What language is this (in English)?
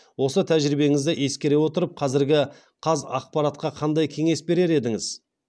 Kazakh